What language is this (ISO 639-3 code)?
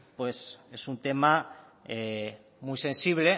spa